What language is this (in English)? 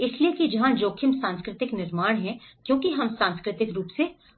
Hindi